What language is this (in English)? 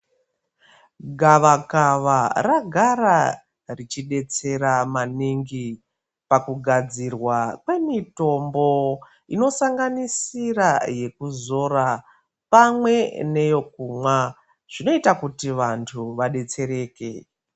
Ndau